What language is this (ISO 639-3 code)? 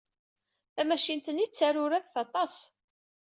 kab